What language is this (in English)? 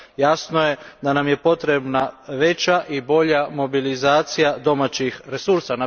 Croatian